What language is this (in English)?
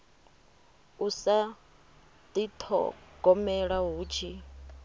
Venda